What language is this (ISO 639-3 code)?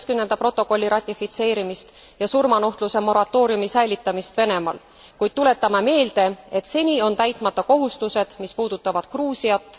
est